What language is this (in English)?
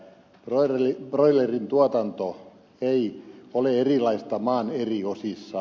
Finnish